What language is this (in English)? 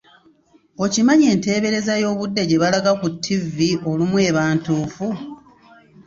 Ganda